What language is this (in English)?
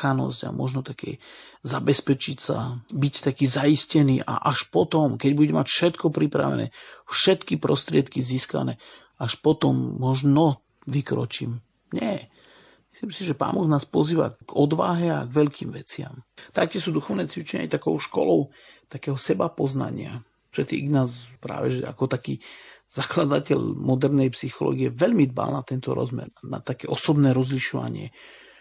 Slovak